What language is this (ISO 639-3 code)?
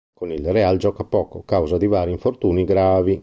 ita